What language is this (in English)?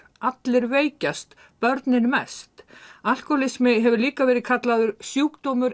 Icelandic